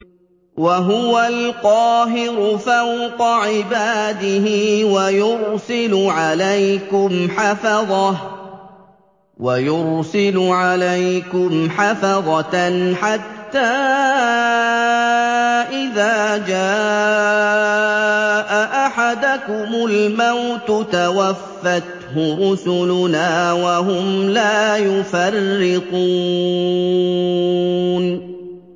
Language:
Arabic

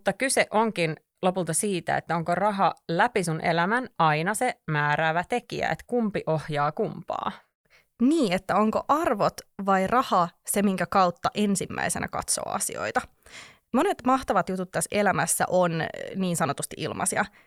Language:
Finnish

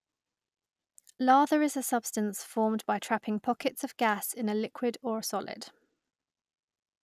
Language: English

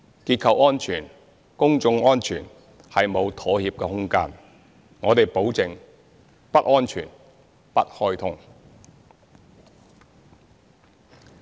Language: Cantonese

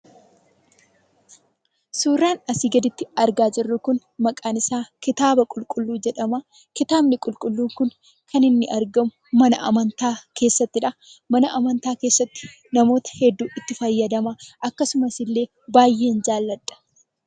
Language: Oromo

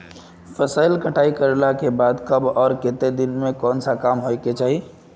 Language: Magahi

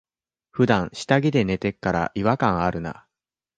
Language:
Japanese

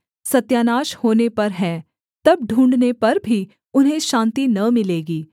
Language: Hindi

